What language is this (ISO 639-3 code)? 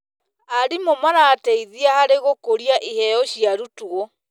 kik